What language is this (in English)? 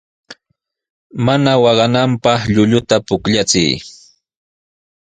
Sihuas Ancash Quechua